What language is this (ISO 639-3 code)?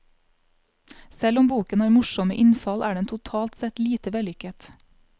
nor